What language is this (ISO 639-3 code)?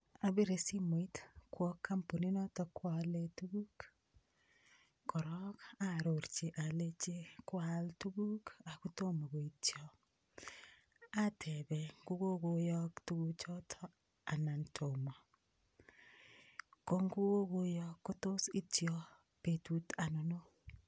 kln